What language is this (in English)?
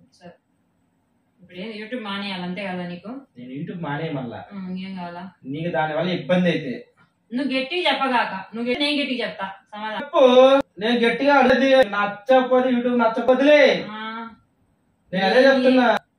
Romanian